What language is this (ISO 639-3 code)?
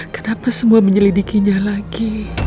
ind